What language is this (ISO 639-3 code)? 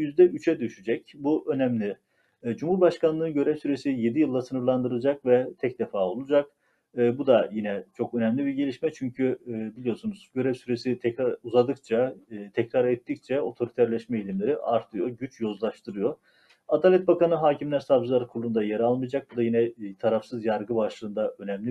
tur